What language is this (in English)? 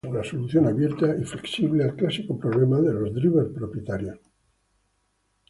Spanish